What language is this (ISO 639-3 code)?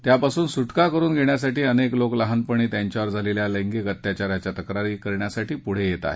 mar